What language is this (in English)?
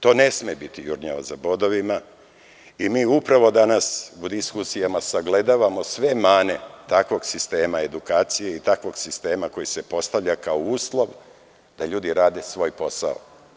Serbian